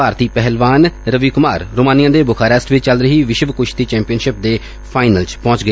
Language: Punjabi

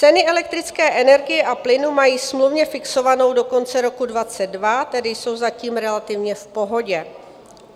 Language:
Czech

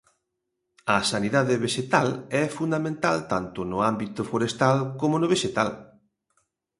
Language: Galician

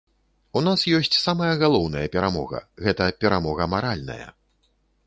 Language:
Belarusian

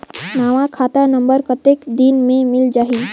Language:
Chhattisgarhi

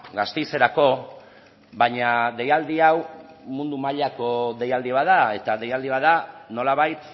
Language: Basque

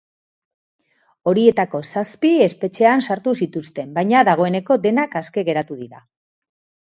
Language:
Basque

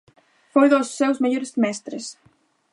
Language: Galician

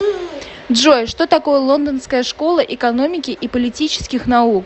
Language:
Russian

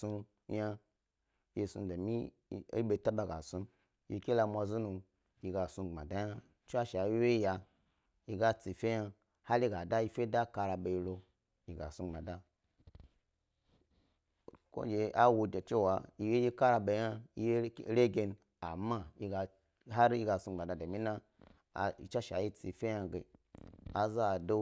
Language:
Gbari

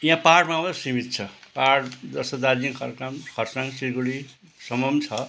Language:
Nepali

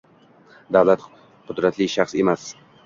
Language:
Uzbek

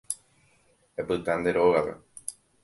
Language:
Guarani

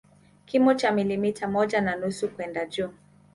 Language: Swahili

